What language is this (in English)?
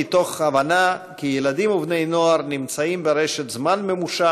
Hebrew